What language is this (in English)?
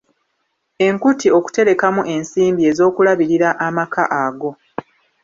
Ganda